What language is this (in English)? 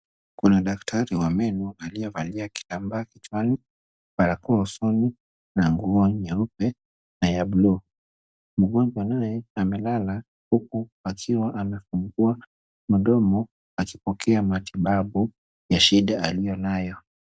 Swahili